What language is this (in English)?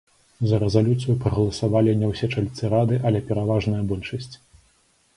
Belarusian